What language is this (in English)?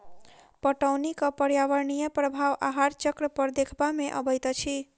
Maithili